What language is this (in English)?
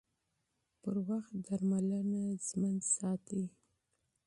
Pashto